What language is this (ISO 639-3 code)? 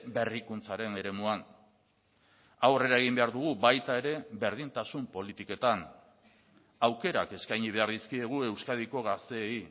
eus